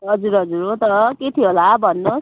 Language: Nepali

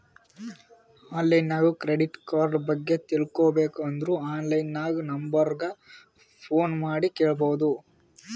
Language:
Kannada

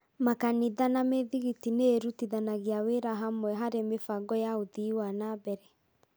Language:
Kikuyu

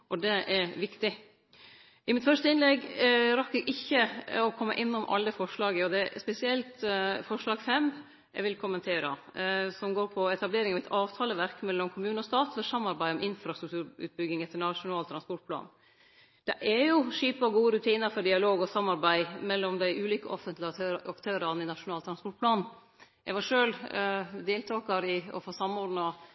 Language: Norwegian Nynorsk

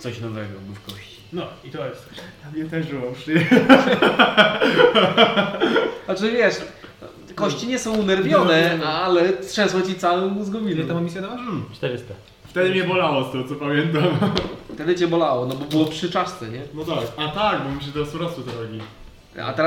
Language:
Polish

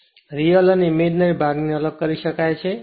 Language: Gujarati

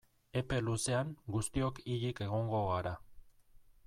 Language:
Basque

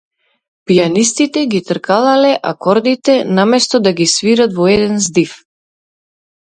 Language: Macedonian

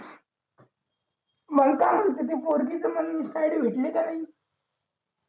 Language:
Marathi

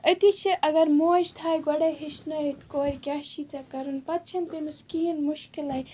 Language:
Kashmiri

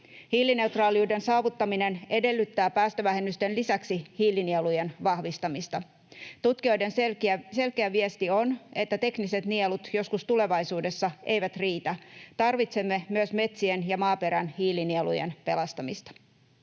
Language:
Finnish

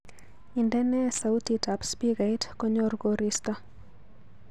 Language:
Kalenjin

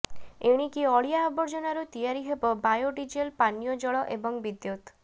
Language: Odia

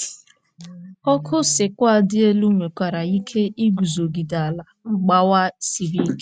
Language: Igbo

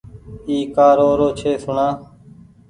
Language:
Goaria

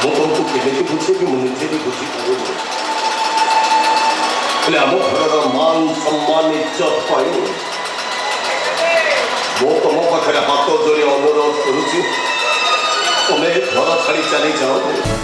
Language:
Korean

